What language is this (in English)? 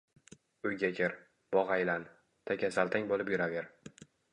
Uzbek